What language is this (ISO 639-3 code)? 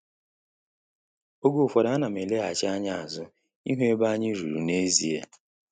ibo